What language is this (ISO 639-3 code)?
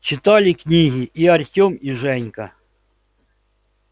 rus